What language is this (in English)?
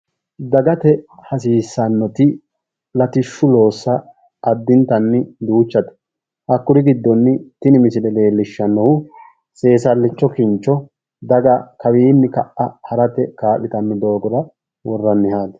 Sidamo